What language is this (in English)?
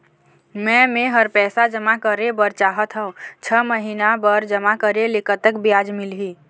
Chhattisgarhi